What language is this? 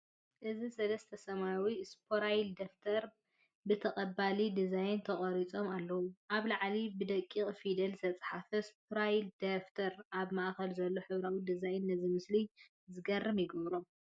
Tigrinya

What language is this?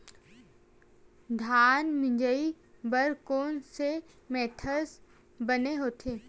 Chhattisgarhi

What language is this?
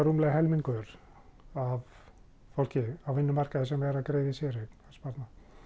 Icelandic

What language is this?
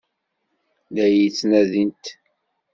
Kabyle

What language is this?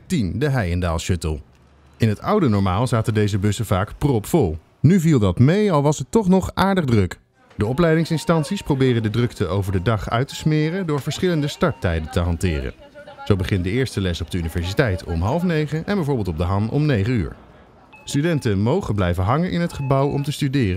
Dutch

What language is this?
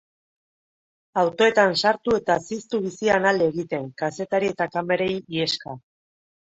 Basque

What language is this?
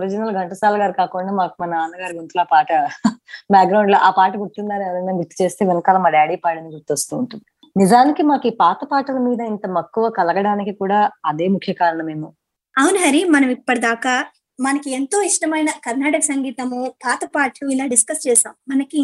Telugu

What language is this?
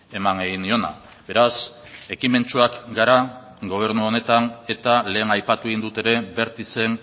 Basque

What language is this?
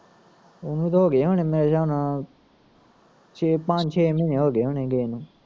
Punjabi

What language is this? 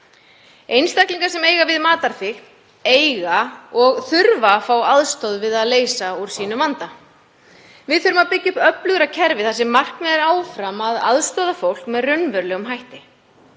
Icelandic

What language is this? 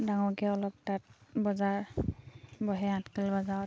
Assamese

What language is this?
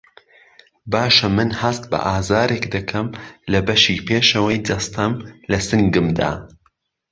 Central Kurdish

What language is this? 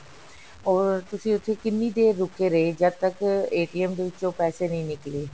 Punjabi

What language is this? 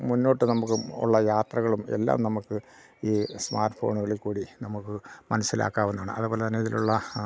Malayalam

